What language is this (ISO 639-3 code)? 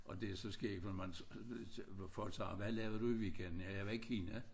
dan